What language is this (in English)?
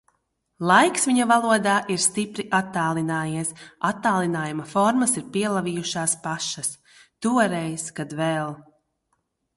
Latvian